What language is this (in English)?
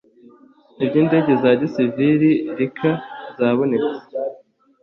Kinyarwanda